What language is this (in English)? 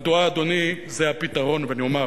Hebrew